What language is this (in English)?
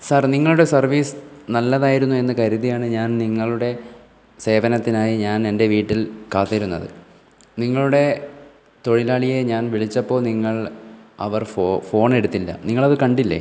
Malayalam